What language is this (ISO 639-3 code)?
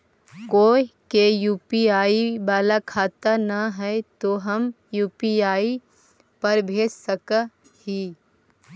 mag